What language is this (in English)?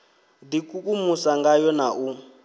Venda